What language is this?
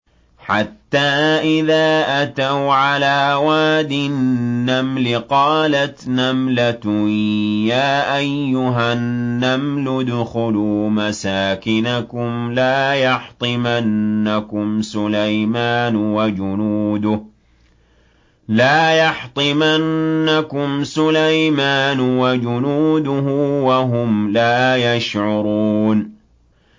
Arabic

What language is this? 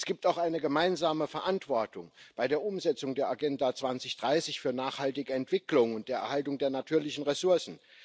German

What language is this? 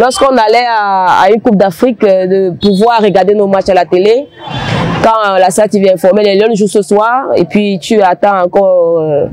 French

